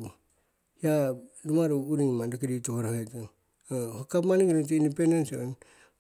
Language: Siwai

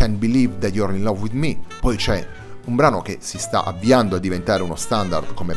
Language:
Italian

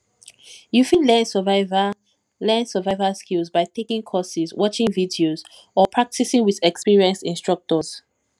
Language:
Nigerian Pidgin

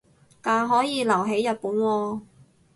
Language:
Cantonese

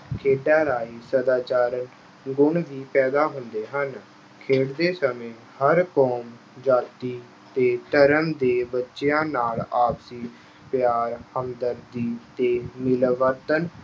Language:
Punjabi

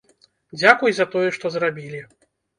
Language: Belarusian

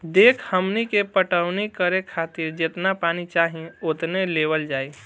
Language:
Bhojpuri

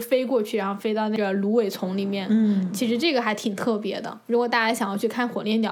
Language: Chinese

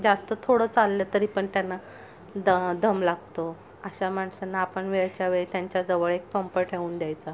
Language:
Marathi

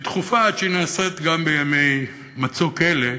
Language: Hebrew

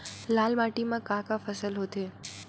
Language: Chhattisgarhi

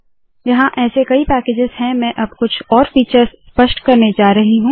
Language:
Hindi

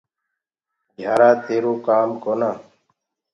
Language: Gurgula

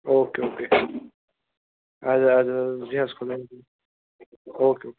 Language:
Kashmiri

